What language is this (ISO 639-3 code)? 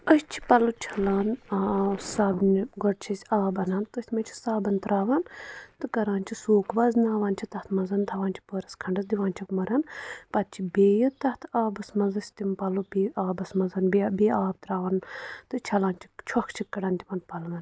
kas